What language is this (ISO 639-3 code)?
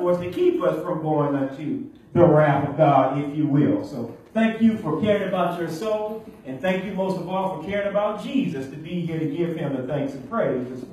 eng